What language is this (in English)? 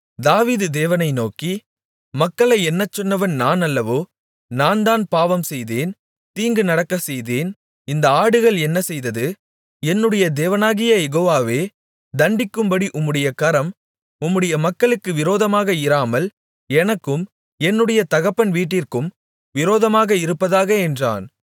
Tamil